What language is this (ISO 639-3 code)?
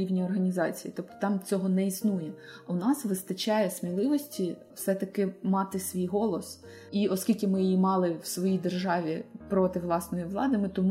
ukr